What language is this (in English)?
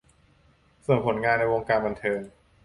Thai